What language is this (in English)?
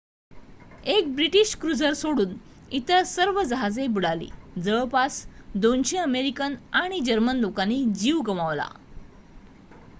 Marathi